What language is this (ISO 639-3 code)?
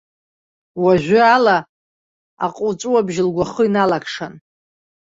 abk